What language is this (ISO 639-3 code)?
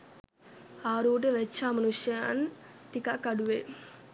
sin